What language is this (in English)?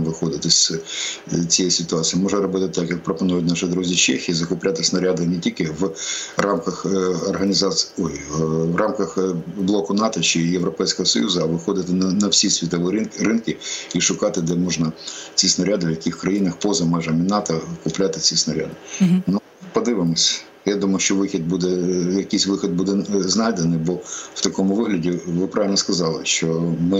Ukrainian